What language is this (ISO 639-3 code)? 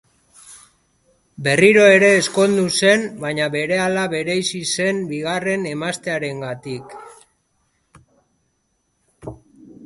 eus